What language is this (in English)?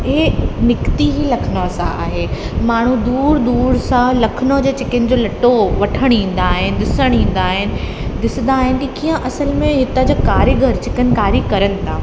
Sindhi